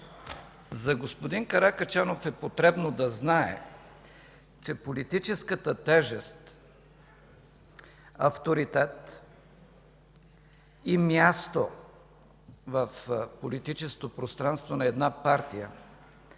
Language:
Bulgarian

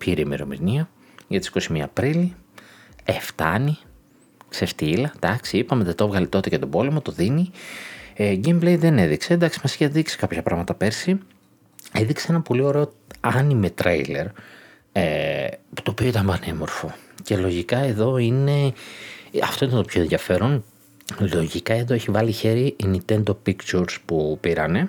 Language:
Greek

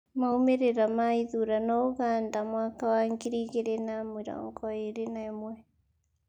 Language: Kikuyu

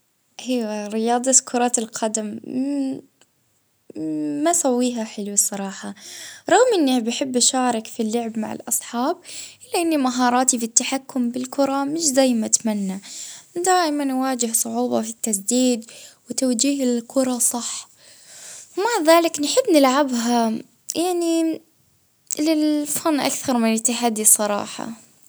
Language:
Libyan Arabic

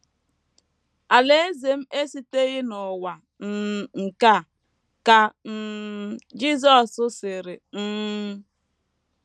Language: Igbo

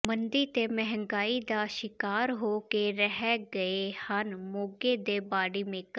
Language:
Punjabi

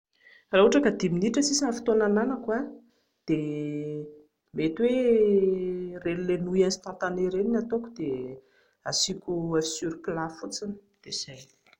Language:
Malagasy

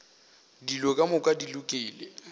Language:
Northern Sotho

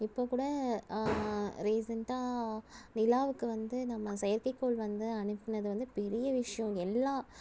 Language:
Tamil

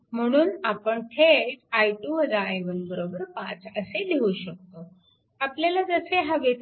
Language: Marathi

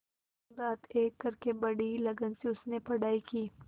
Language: Hindi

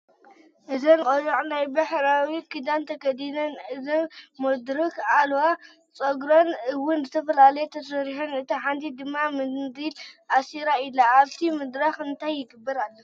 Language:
Tigrinya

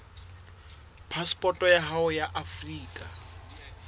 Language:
Southern Sotho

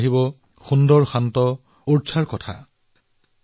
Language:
Assamese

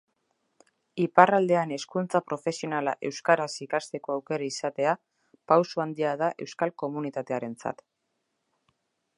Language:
Basque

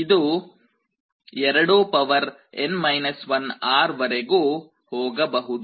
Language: Kannada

